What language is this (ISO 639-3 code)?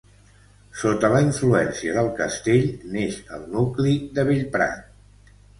cat